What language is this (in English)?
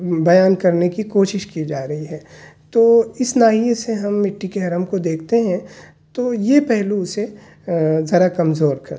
Urdu